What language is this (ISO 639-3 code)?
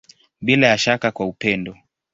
swa